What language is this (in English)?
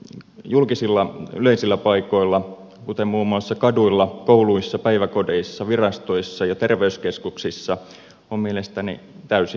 Finnish